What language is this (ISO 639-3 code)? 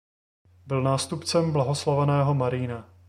ces